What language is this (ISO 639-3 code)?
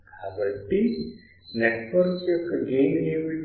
tel